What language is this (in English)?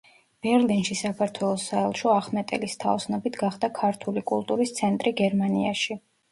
Georgian